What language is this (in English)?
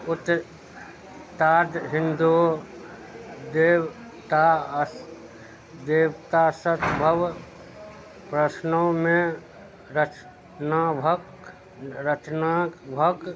Maithili